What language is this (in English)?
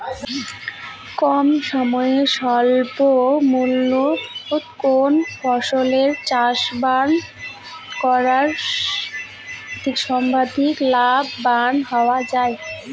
Bangla